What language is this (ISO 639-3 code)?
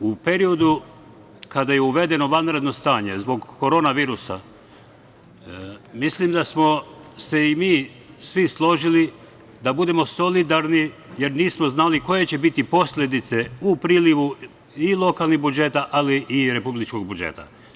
srp